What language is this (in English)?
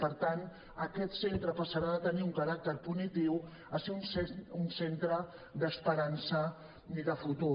Catalan